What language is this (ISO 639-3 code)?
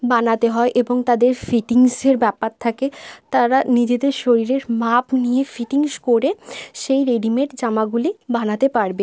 ben